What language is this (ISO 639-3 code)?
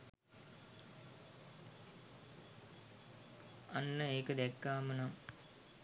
sin